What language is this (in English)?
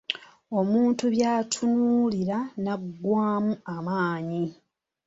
Ganda